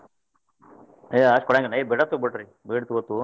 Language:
Kannada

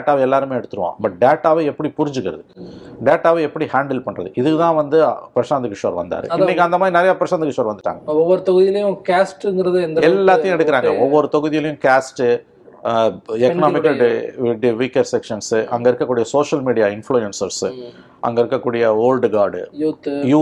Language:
Tamil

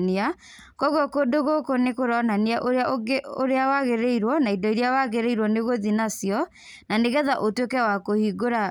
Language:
Kikuyu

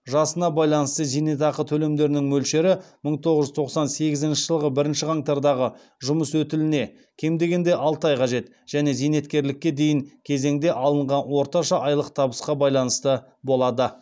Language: Kazakh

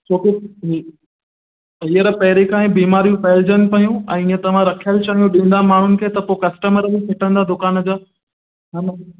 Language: Sindhi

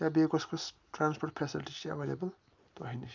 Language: Kashmiri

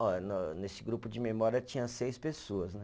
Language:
Portuguese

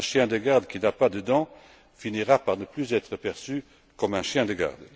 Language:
French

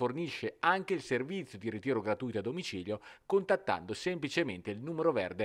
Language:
Italian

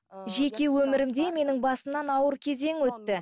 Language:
Kazakh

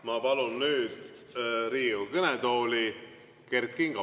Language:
Estonian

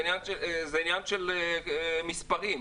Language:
Hebrew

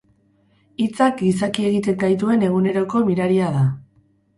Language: Basque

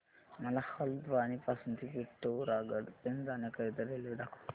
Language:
Marathi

